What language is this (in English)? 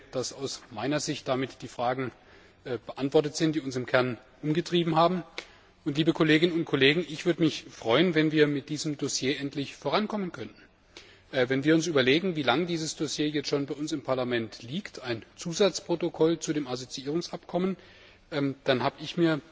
German